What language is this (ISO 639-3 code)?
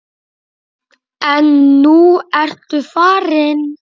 isl